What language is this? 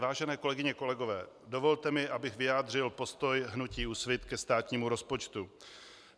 Czech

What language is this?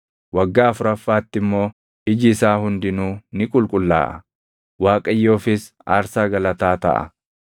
Oromo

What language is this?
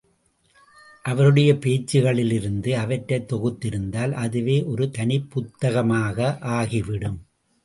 Tamil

